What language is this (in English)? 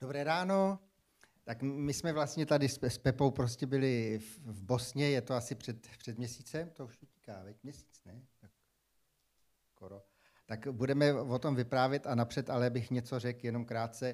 Czech